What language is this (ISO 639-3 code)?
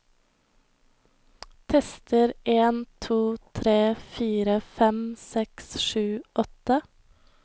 nor